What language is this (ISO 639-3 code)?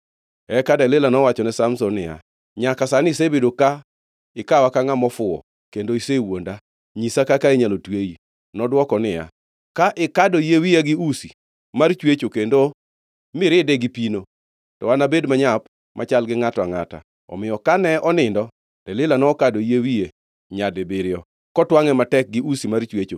luo